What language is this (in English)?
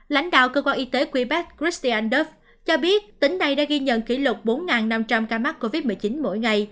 Vietnamese